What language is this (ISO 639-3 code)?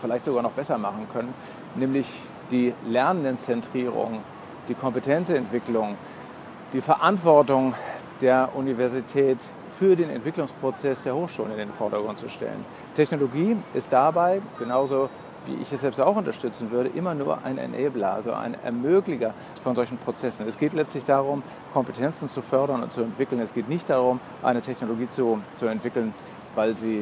deu